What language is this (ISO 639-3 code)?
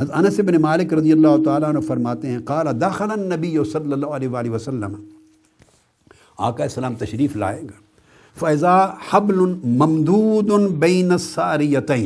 urd